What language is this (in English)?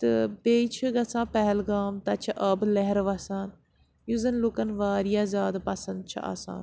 Kashmiri